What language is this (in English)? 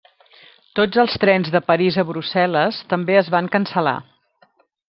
Catalan